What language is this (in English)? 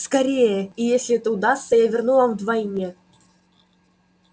Russian